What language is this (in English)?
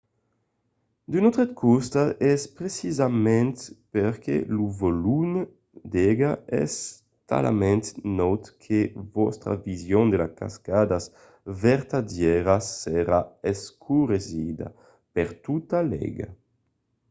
Occitan